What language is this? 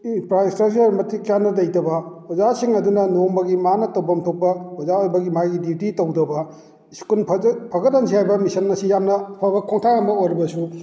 Manipuri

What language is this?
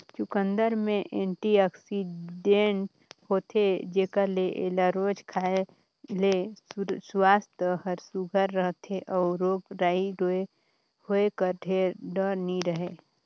Chhattisgarhi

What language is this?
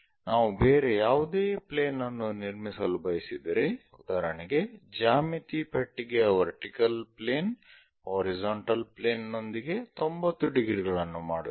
Kannada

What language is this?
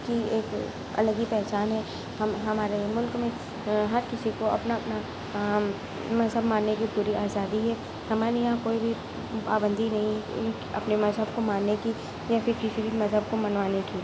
Urdu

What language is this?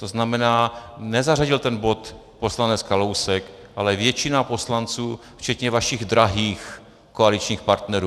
Czech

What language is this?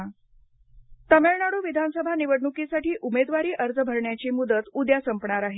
Marathi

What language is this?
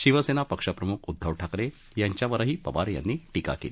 Marathi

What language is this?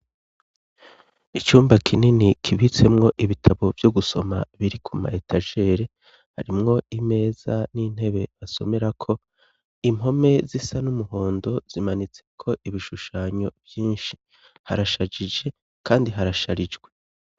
Rundi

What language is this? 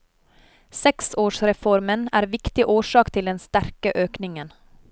Norwegian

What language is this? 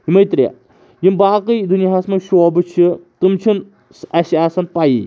Kashmiri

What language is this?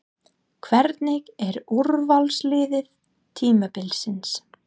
Icelandic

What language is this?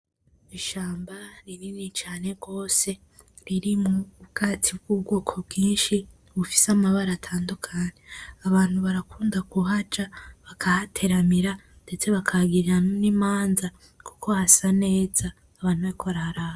Rundi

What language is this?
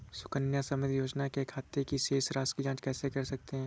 Hindi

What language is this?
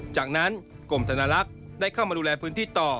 Thai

